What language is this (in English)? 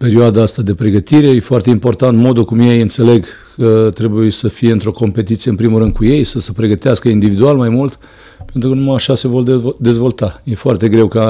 Romanian